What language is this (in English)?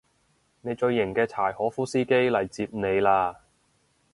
Cantonese